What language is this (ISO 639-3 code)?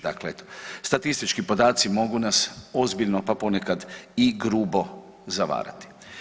hrv